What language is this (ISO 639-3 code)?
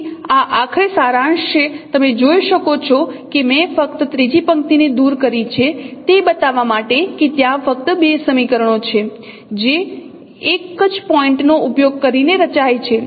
guj